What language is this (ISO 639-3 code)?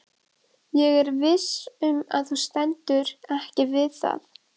isl